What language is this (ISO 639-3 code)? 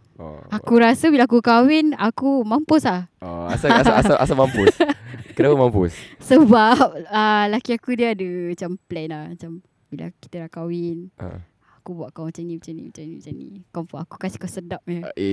msa